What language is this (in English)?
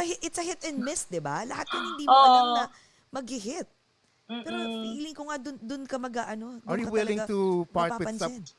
Filipino